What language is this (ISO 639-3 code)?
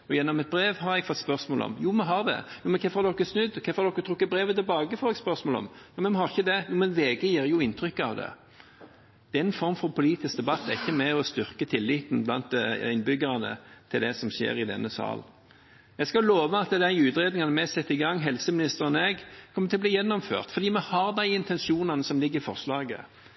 nob